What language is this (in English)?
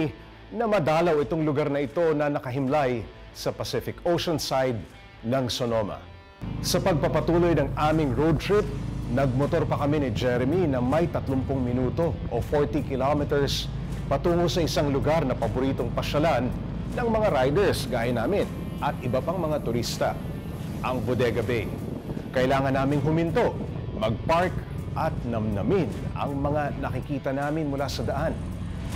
Filipino